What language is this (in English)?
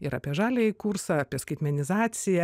Lithuanian